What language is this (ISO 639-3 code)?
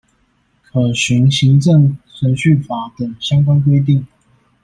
zho